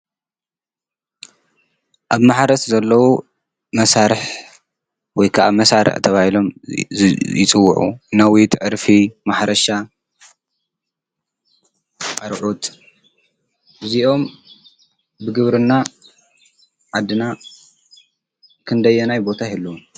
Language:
Tigrinya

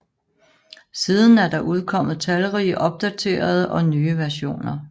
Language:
Danish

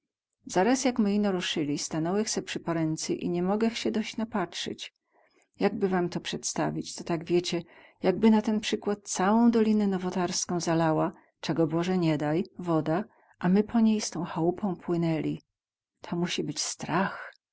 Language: Polish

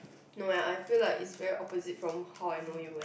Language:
English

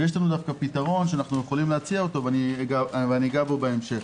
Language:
Hebrew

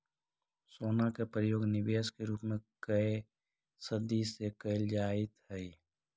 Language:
Magahi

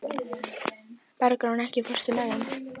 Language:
Icelandic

